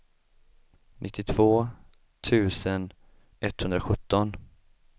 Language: Swedish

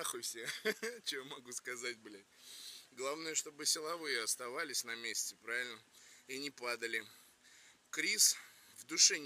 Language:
Russian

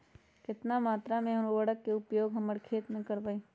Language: Magahi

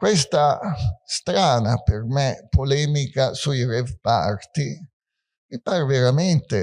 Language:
Italian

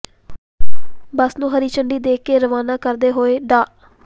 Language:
Punjabi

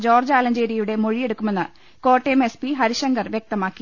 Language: Malayalam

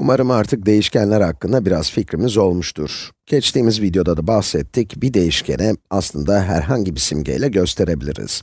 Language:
Turkish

